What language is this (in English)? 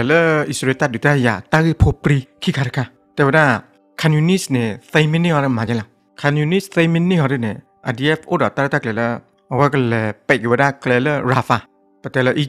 Thai